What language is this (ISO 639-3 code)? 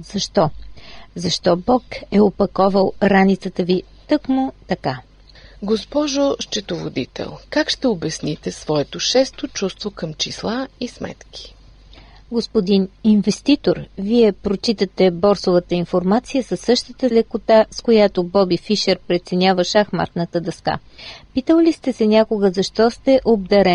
bul